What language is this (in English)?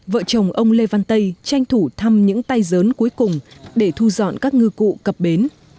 Vietnamese